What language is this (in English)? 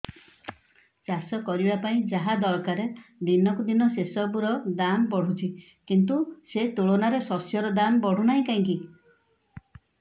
Odia